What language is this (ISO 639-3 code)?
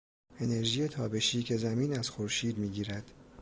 fas